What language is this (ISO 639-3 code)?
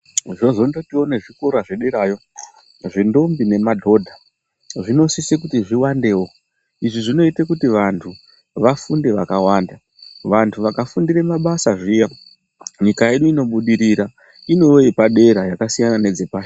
ndc